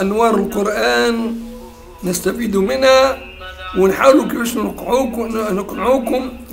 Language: Arabic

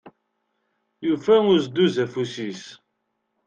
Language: Kabyle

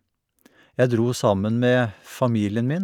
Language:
Norwegian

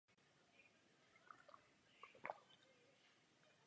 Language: Czech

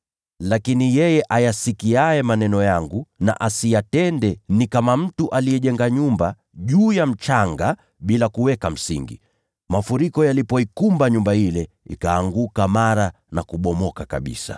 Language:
Swahili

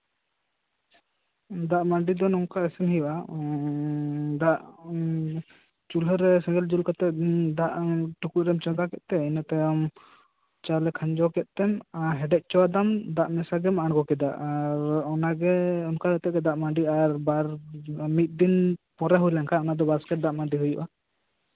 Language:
Santali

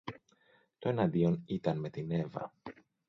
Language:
Greek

